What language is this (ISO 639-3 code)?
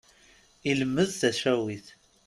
kab